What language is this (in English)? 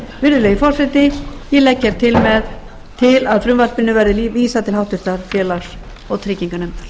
Icelandic